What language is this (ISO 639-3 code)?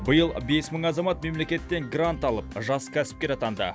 kaz